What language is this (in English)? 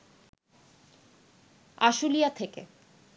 Bangla